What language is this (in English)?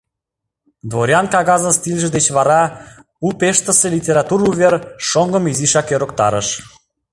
Mari